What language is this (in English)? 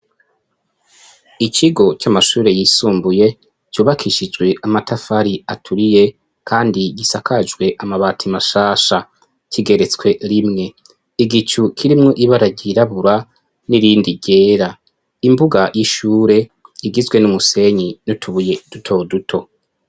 Rundi